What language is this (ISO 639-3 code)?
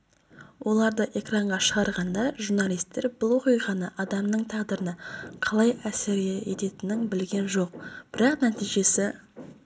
kaz